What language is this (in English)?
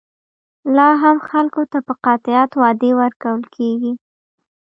Pashto